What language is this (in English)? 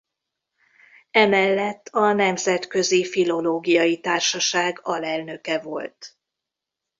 Hungarian